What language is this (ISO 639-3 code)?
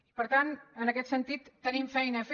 cat